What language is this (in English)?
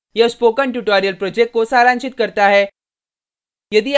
Hindi